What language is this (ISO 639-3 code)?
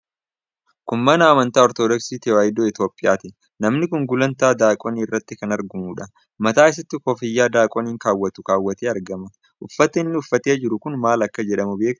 orm